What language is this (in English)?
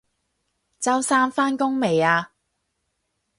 Cantonese